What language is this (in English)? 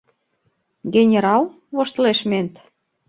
Mari